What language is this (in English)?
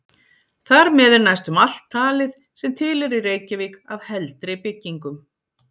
Icelandic